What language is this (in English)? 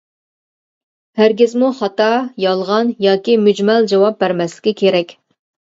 Uyghur